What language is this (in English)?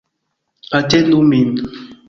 Esperanto